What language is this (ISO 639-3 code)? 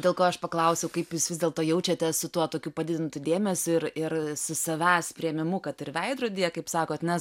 lit